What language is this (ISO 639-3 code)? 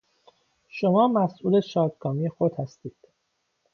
fas